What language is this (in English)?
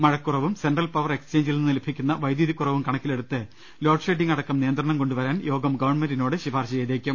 Malayalam